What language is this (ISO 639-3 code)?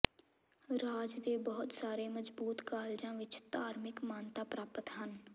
pan